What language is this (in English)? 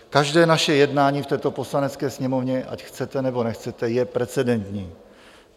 Czech